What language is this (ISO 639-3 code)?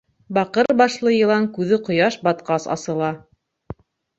bak